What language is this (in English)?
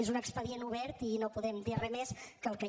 Catalan